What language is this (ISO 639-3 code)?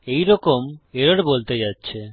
ben